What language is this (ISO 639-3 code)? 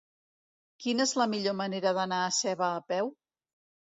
cat